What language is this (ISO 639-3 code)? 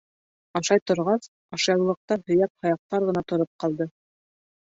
bak